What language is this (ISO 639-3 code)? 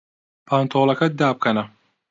ckb